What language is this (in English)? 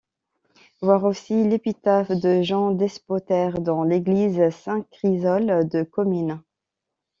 French